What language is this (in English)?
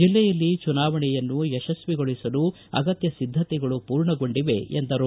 Kannada